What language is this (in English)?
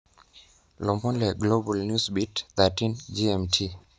Masai